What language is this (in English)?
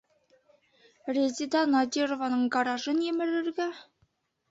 Bashkir